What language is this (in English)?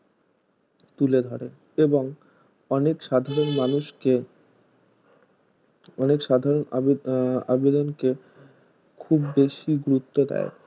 Bangla